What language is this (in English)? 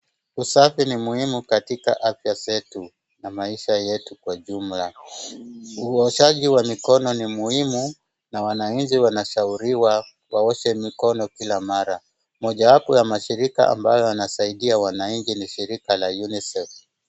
Swahili